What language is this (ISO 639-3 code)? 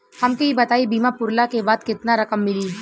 bho